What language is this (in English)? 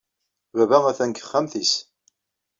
Kabyle